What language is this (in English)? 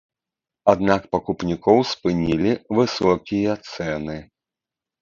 Belarusian